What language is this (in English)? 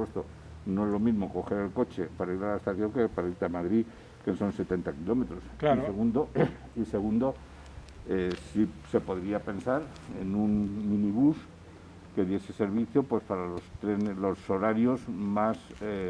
Spanish